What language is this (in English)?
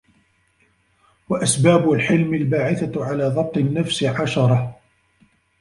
Arabic